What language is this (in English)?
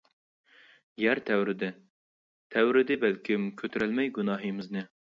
Uyghur